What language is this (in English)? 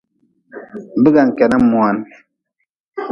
Nawdm